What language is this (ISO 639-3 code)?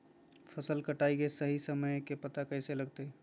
mag